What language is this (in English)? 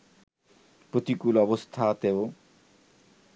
Bangla